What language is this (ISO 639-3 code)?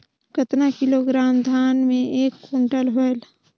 hne